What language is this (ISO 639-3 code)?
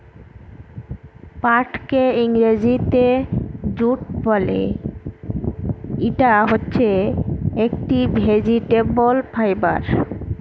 ben